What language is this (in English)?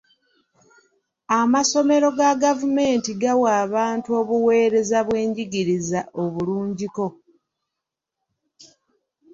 Ganda